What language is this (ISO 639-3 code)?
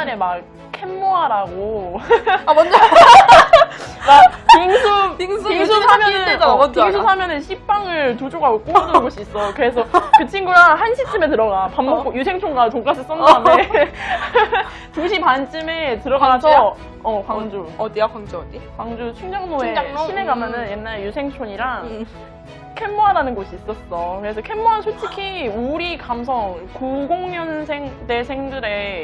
kor